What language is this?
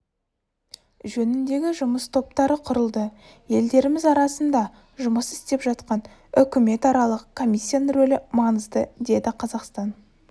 Kazakh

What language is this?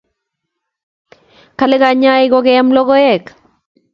Kalenjin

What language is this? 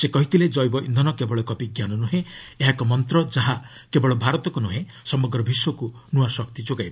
Odia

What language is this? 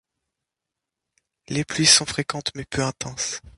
French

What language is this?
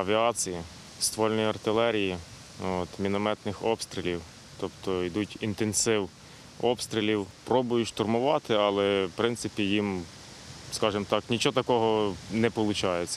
Ukrainian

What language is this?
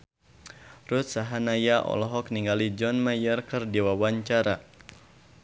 Sundanese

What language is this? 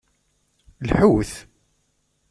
Kabyle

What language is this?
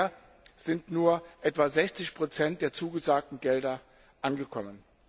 German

